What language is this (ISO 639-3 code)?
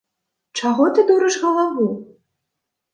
bel